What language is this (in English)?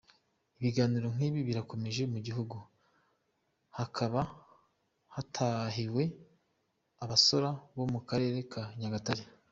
Kinyarwanda